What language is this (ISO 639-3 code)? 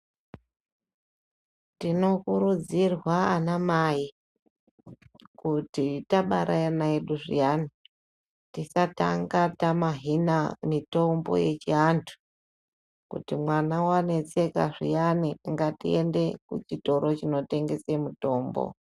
ndc